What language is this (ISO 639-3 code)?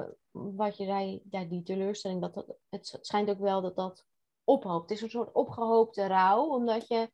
nld